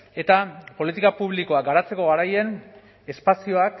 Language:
Basque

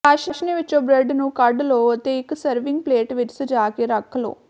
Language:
Punjabi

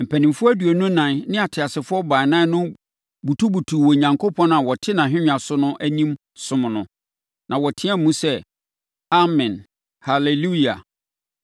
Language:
Akan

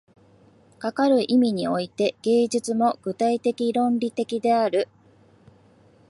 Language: Japanese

